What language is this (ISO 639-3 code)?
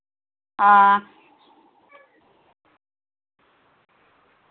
doi